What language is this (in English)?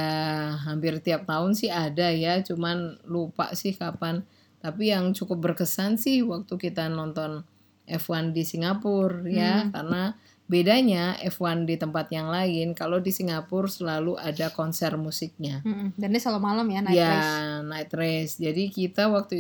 Indonesian